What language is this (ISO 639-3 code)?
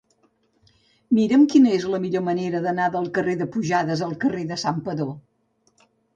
cat